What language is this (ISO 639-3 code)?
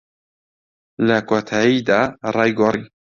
ckb